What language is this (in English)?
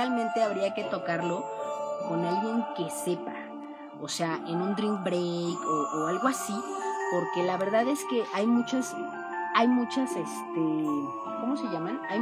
Spanish